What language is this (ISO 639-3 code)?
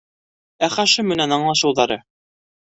bak